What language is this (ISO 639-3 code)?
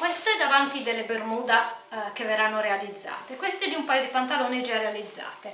ita